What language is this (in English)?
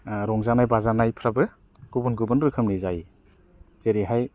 Bodo